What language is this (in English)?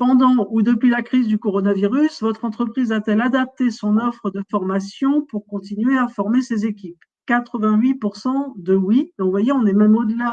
French